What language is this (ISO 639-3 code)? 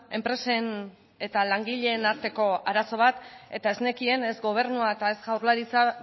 eus